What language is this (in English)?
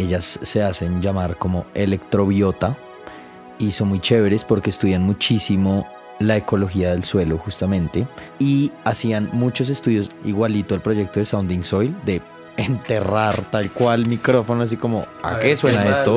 Spanish